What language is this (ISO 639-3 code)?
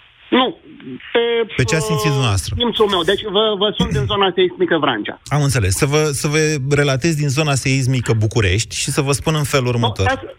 ron